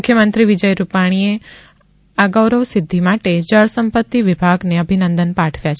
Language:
Gujarati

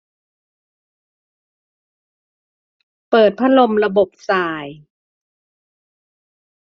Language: Thai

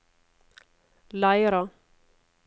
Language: Norwegian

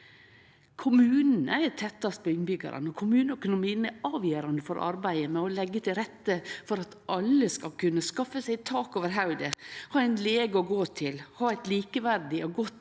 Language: Norwegian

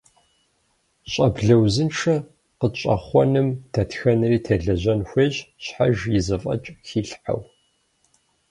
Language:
Kabardian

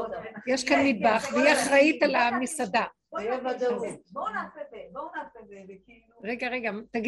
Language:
Hebrew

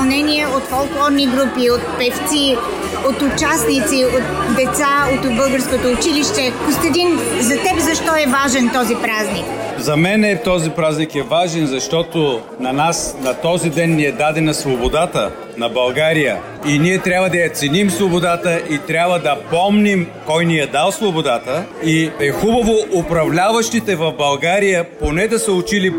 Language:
Bulgarian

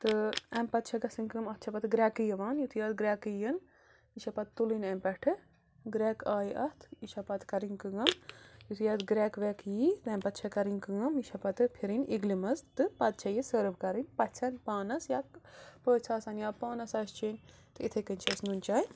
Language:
Kashmiri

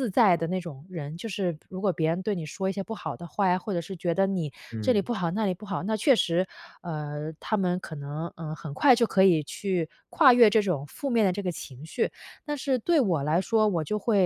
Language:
Chinese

